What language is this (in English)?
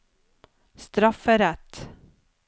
Norwegian